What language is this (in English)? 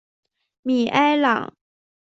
Chinese